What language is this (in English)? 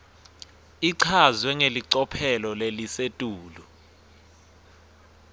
Swati